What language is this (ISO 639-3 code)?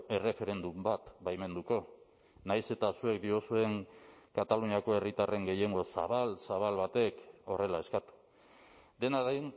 eus